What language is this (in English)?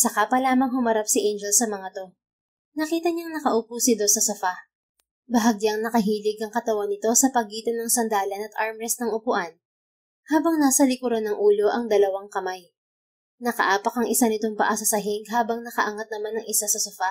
Filipino